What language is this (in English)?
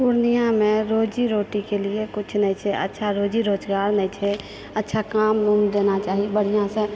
Maithili